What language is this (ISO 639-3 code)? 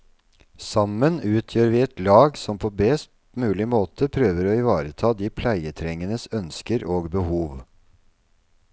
nor